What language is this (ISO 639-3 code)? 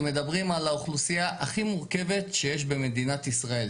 heb